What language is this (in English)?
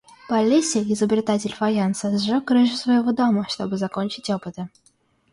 Russian